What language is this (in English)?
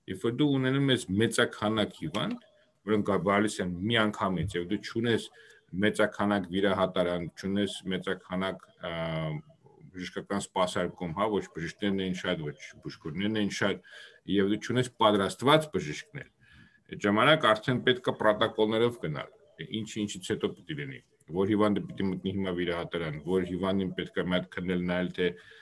Romanian